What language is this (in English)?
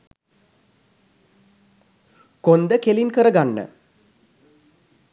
Sinhala